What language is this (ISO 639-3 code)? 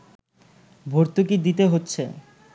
ben